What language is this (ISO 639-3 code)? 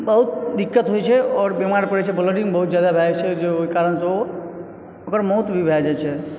mai